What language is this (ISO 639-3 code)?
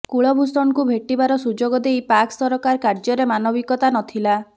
ori